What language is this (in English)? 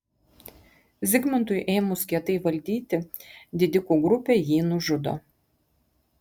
Lithuanian